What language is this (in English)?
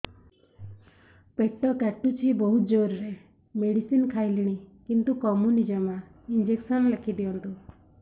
Odia